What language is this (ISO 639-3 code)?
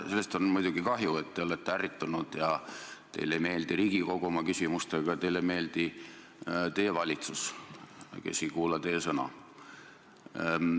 est